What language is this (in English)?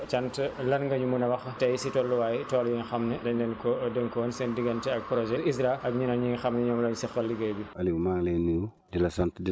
Wolof